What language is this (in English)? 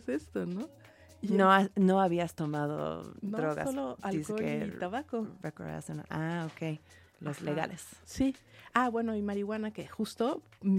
Spanish